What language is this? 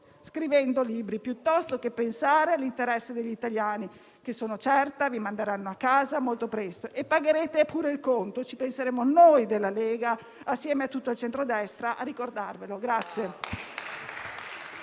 Italian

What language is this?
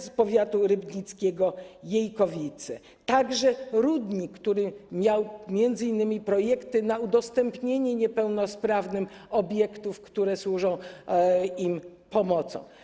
Polish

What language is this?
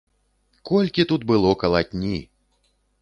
Belarusian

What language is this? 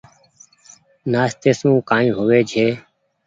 Goaria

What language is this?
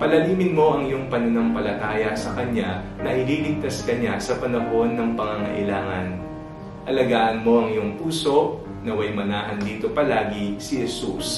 Filipino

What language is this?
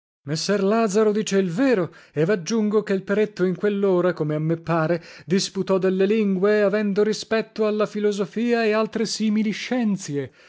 Italian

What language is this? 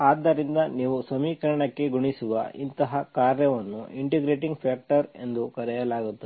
Kannada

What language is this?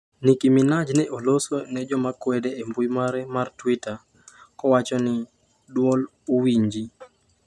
Luo (Kenya and Tanzania)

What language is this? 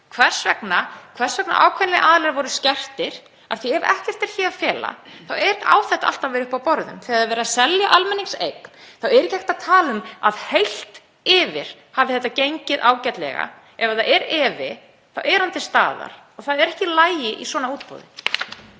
Icelandic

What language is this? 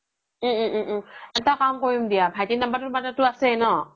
Assamese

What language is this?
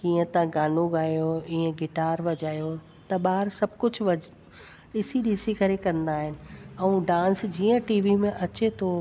Sindhi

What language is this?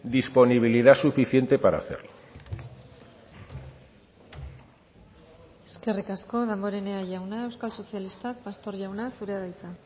Basque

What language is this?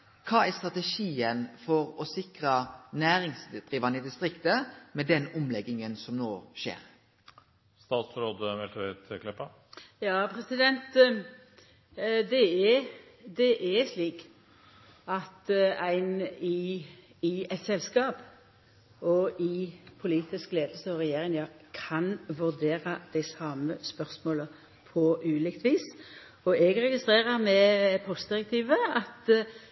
Norwegian Nynorsk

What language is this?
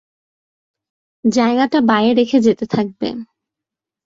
Bangla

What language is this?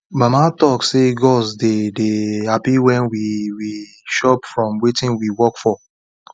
Nigerian Pidgin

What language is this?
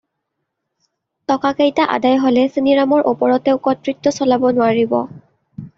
Assamese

